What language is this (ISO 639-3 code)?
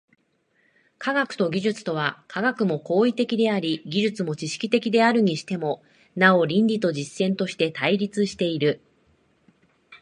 jpn